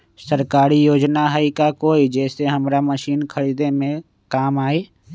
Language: Magahi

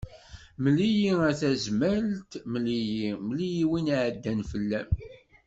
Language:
Kabyle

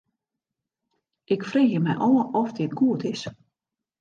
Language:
Western Frisian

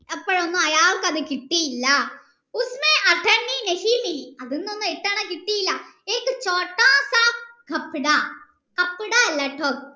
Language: Malayalam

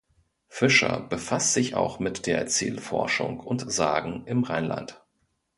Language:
German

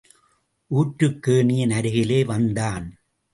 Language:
Tamil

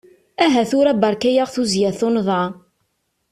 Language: Kabyle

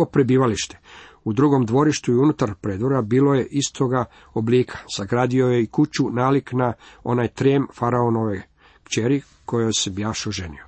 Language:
Croatian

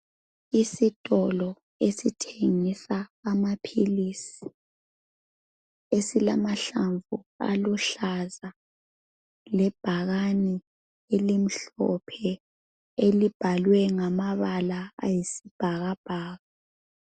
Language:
North Ndebele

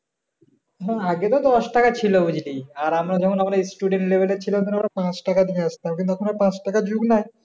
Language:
Bangla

